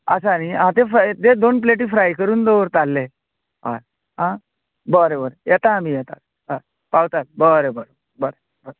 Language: Konkani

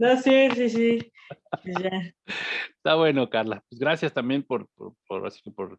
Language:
Spanish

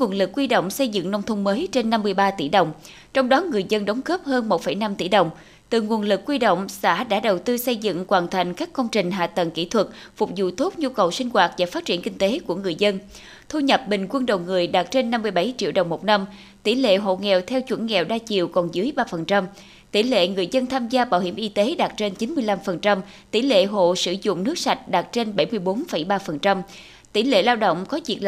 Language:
Vietnamese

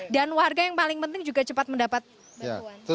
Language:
Indonesian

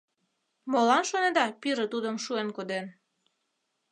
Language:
Mari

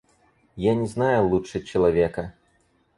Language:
Russian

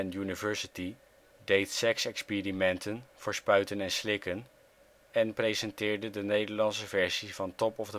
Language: Dutch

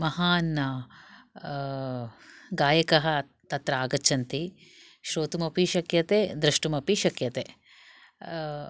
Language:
Sanskrit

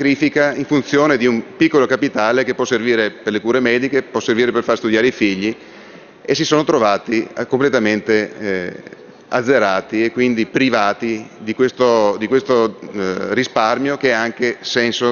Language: Italian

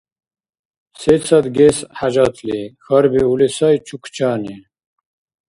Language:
Dargwa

